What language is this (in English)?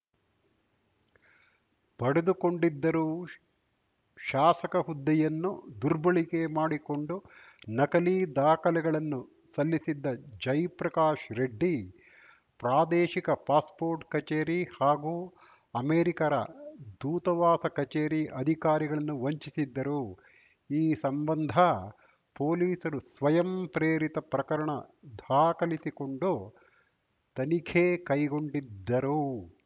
Kannada